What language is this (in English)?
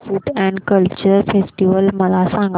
Marathi